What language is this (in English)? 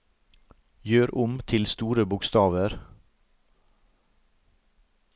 Norwegian